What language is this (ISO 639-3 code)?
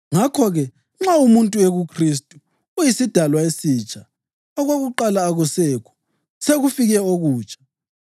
nde